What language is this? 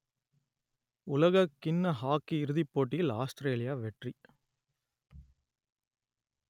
Tamil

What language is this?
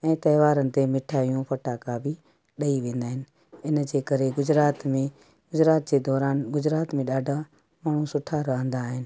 Sindhi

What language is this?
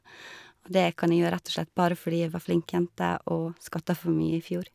Norwegian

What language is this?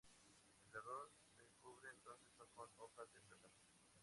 Spanish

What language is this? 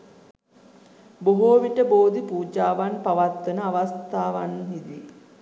Sinhala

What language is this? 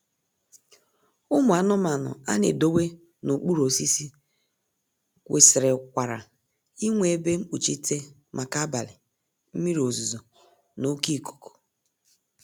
Igbo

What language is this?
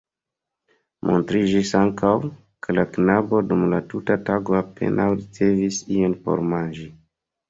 Esperanto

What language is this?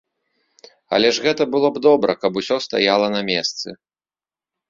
Belarusian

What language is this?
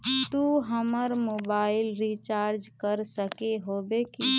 Magahi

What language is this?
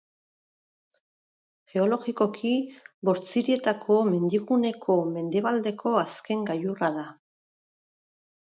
Basque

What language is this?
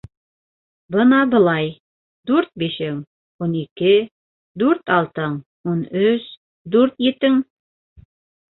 Bashkir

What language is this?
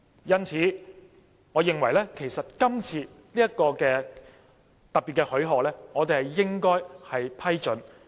Cantonese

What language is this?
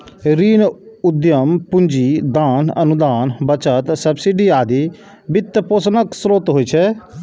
Maithili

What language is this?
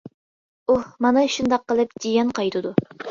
Uyghur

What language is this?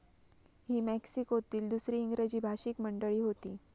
Marathi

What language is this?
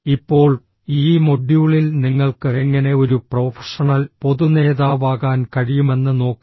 Malayalam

